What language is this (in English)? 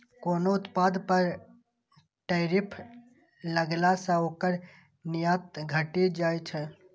Maithili